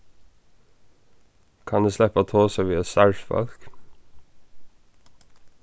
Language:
Faroese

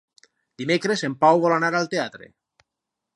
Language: Catalan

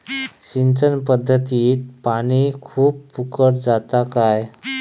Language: Marathi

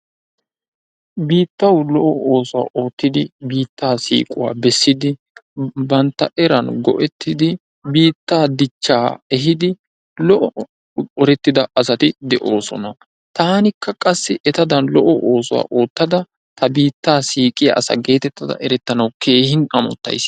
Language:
Wolaytta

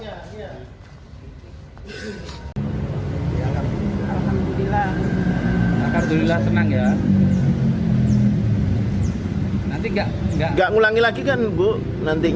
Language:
Indonesian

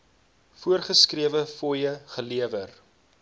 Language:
Afrikaans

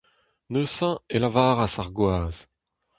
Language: Breton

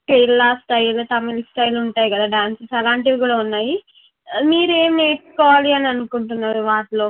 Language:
Telugu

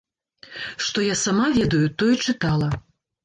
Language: Belarusian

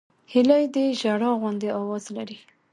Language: Pashto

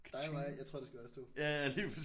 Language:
Danish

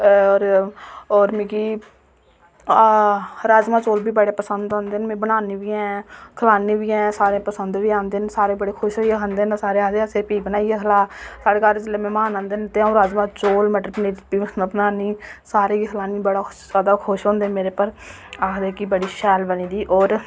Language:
Dogri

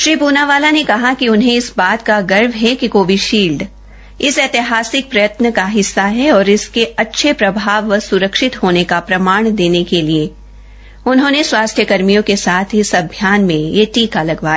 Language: Hindi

